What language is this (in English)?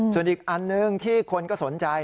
Thai